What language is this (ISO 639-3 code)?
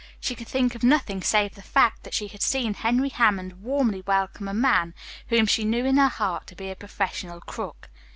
eng